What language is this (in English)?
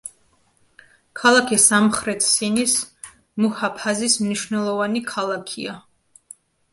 Georgian